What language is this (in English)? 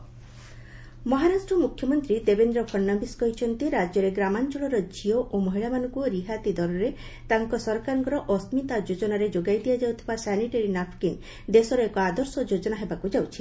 Odia